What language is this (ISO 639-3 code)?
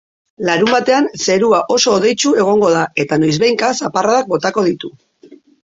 eus